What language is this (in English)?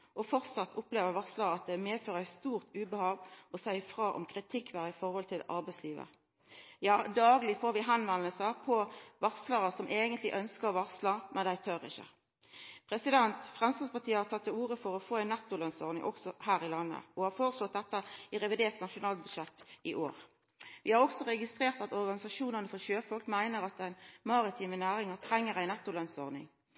Norwegian Nynorsk